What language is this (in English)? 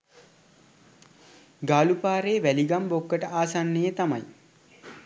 Sinhala